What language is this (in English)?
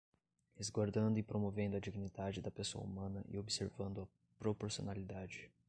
Portuguese